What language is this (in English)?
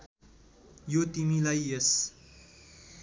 Nepali